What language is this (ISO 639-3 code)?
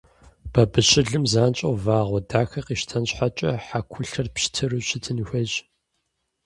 kbd